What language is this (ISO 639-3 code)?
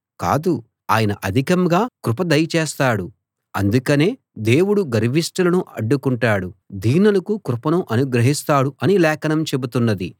tel